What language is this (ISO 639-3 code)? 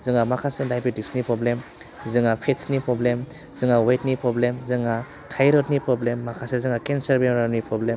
brx